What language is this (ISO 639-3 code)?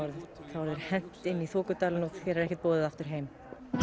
isl